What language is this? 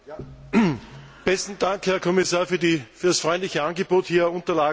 German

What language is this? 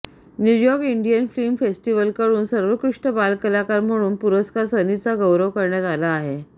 Marathi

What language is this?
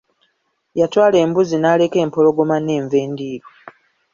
Ganda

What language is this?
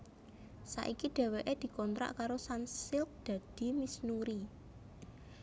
Javanese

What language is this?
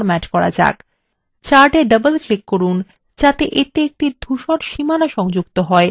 Bangla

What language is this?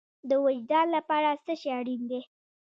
Pashto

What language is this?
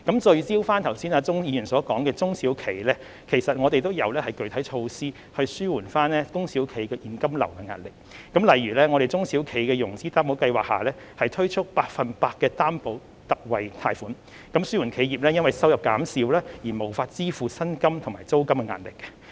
Cantonese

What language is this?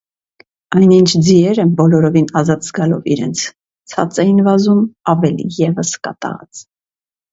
Armenian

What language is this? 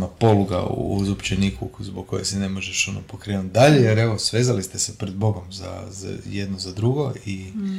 Croatian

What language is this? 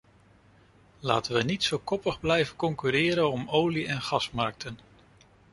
Dutch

